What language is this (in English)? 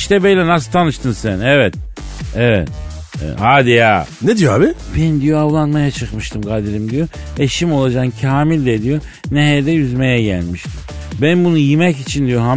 Turkish